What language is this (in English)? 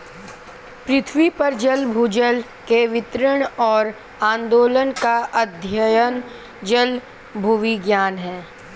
Hindi